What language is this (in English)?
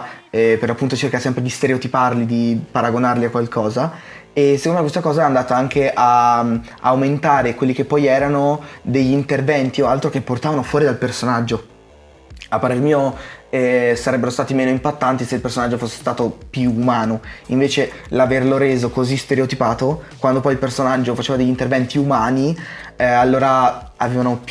Italian